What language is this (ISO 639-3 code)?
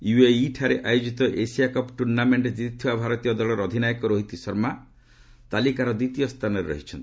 ori